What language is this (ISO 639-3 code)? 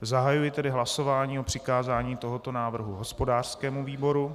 ces